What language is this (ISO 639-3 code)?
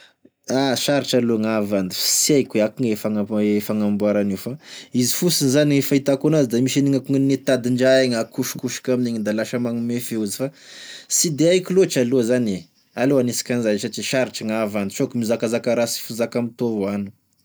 tkg